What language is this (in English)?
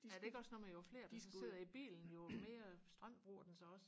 Danish